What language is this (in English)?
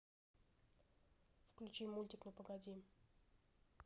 Russian